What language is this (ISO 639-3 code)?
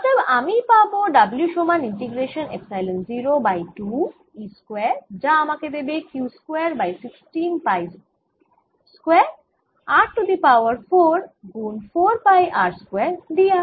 ben